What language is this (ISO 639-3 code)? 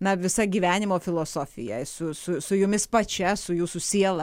lit